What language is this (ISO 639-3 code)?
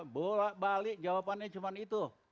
ind